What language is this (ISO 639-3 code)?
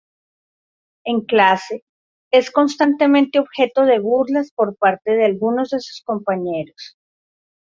spa